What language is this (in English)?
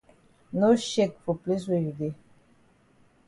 Cameroon Pidgin